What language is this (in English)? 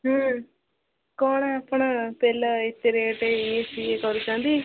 Odia